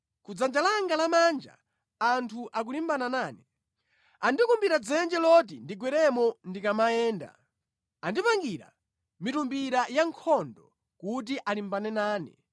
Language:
Nyanja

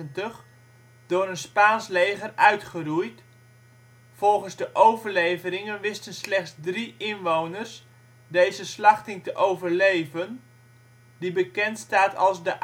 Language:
Dutch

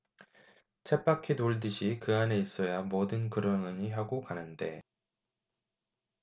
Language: Korean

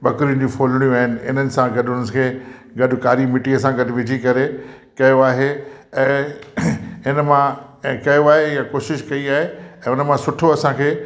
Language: Sindhi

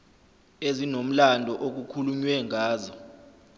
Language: Zulu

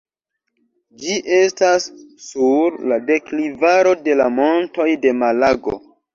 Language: Esperanto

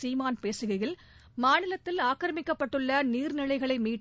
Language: Tamil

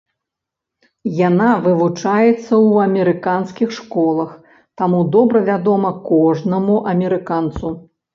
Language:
Belarusian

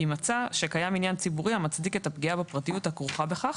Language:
Hebrew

